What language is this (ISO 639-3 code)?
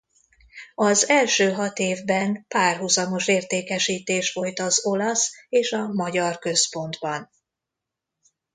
hun